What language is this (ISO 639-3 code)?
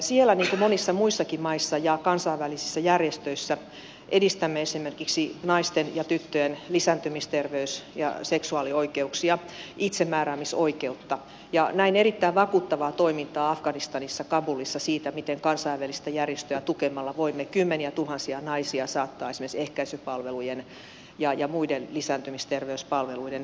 fin